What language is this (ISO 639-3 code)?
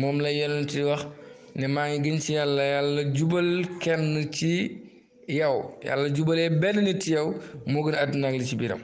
ind